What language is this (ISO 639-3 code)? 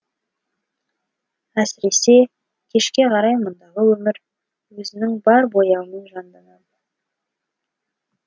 kaz